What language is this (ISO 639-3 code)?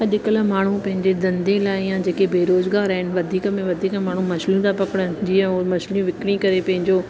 snd